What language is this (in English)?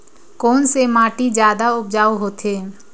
Chhattisgarhi